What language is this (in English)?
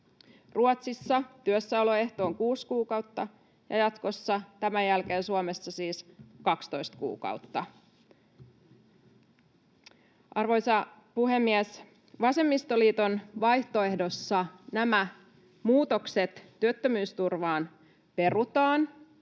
Finnish